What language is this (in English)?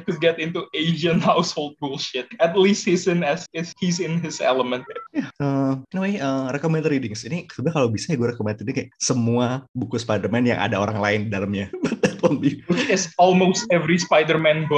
Indonesian